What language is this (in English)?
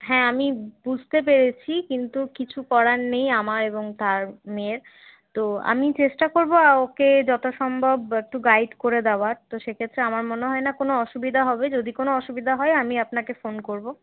Bangla